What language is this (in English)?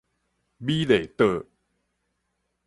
Min Nan Chinese